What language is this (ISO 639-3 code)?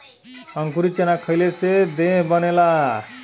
bho